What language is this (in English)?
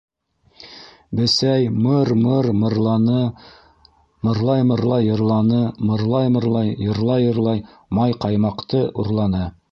Bashkir